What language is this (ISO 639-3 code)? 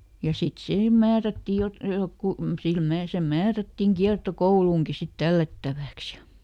fin